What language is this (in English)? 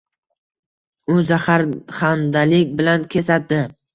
Uzbek